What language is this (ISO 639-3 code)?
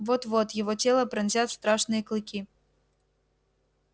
rus